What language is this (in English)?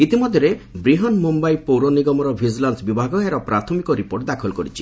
Odia